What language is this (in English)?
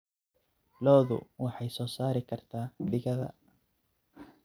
Somali